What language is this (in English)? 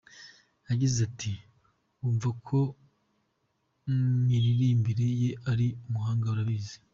Kinyarwanda